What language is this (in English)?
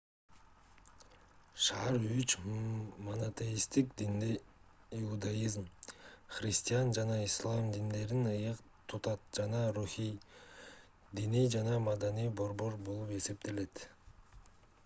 Kyrgyz